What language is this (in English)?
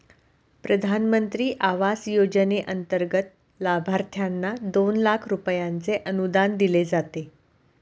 Marathi